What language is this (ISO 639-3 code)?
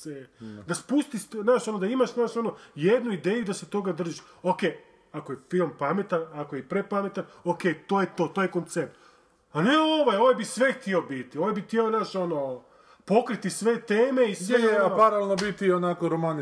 hrv